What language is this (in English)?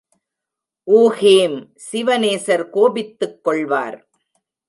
Tamil